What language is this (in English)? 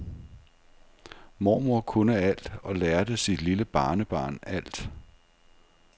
Danish